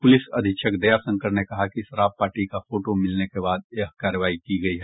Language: Hindi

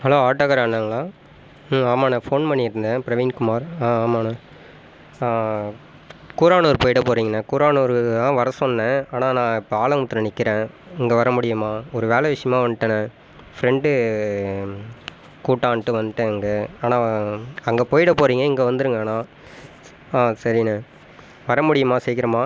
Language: Tamil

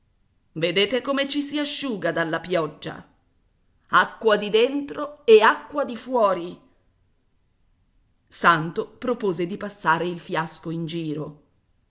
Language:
Italian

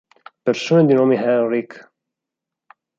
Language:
Italian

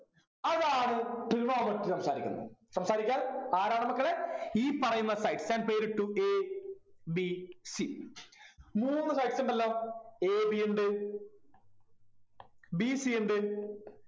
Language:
Malayalam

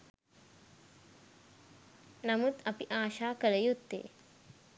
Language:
Sinhala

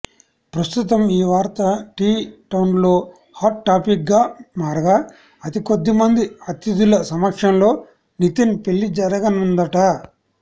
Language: Telugu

